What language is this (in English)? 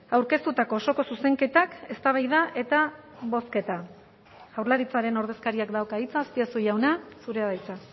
Basque